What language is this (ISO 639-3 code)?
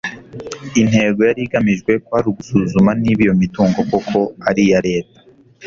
kin